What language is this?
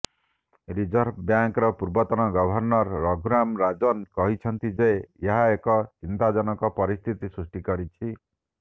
Odia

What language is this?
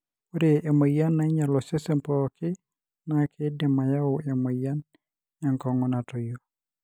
Masai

